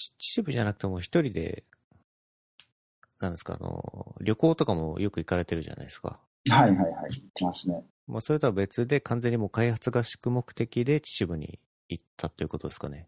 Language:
Japanese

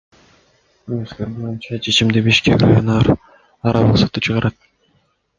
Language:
Kyrgyz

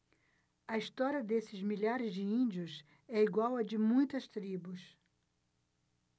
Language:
Portuguese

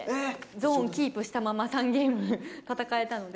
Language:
Japanese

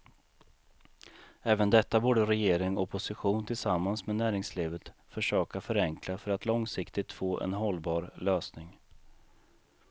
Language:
Swedish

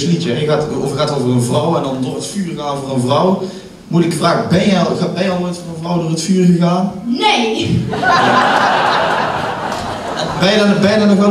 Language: Dutch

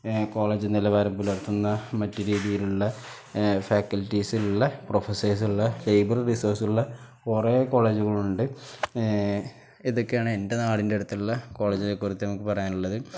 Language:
Malayalam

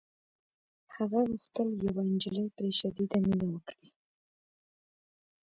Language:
Pashto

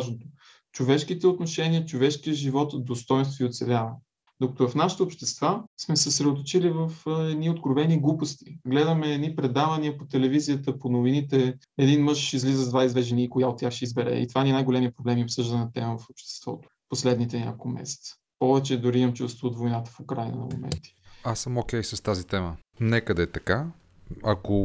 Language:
Bulgarian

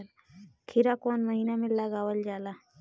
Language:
Bhojpuri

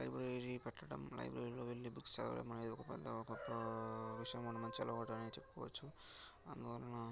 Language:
Telugu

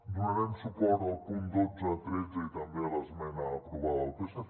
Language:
Catalan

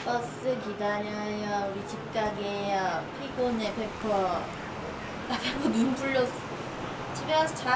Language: Korean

